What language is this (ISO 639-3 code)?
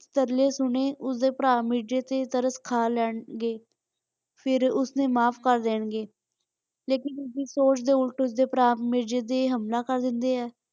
pan